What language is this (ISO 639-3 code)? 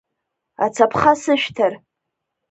abk